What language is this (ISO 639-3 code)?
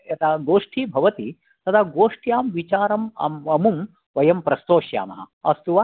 san